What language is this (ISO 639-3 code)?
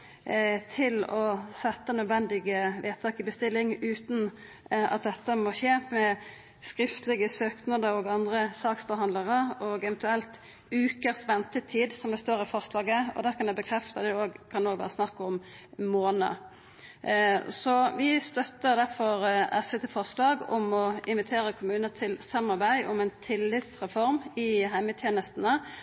nno